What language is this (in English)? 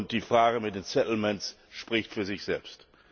German